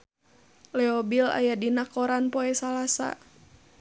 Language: Sundanese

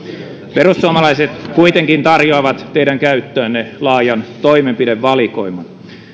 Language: Finnish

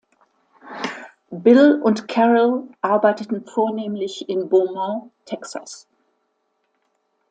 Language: German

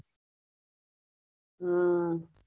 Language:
Gujarati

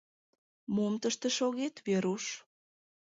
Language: Mari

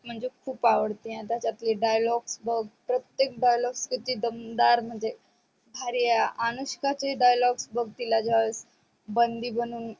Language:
Marathi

